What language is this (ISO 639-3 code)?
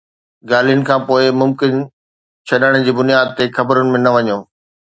snd